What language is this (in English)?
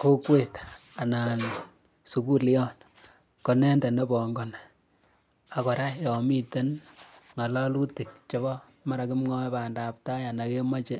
Kalenjin